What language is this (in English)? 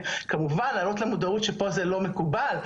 Hebrew